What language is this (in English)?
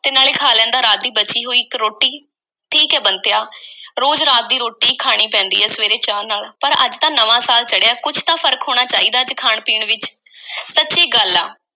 Punjabi